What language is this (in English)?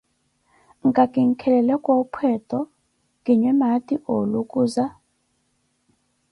Koti